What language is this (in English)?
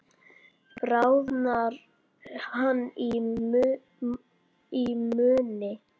Icelandic